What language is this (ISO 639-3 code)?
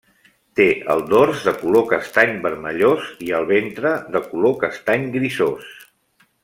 cat